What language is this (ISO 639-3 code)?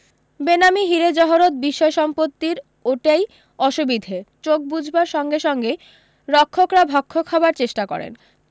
ben